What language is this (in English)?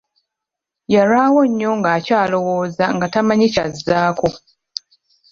Ganda